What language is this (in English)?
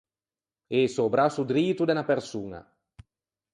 Ligurian